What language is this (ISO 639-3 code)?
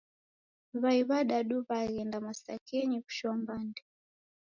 dav